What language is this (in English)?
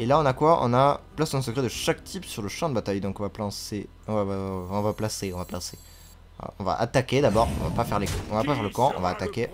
French